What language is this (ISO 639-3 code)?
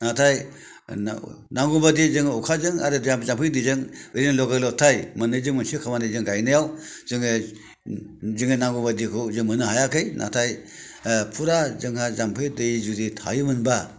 brx